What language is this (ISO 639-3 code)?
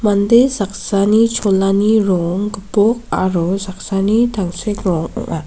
grt